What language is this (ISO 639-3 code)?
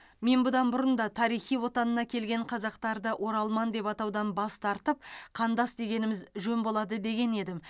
kaz